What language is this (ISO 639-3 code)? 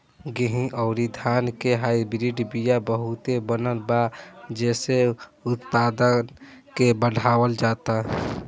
bho